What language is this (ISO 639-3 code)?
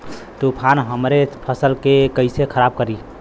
bho